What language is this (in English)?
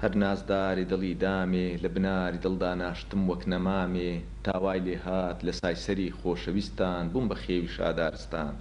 Arabic